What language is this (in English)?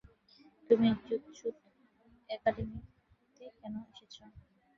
Bangla